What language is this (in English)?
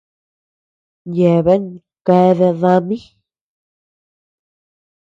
Tepeuxila Cuicatec